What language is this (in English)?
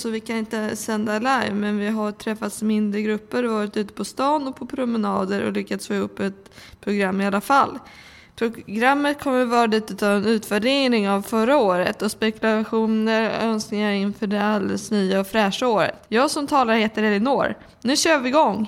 Swedish